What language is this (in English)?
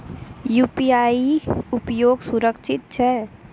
Maithili